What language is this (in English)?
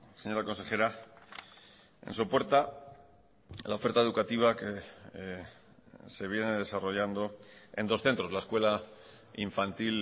Spanish